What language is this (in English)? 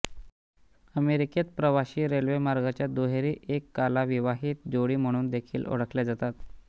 Marathi